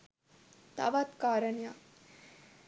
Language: Sinhala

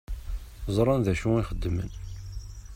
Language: Kabyle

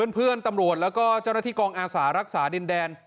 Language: Thai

